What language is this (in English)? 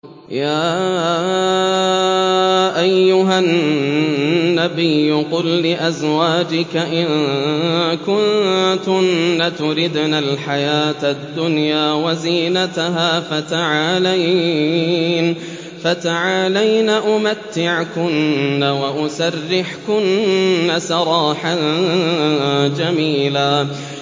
Arabic